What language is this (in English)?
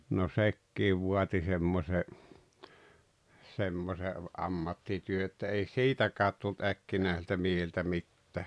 Finnish